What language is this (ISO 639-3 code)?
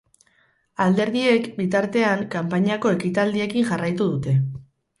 eus